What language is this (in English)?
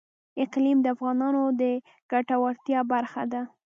Pashto